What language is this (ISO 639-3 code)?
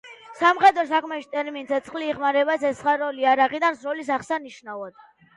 kat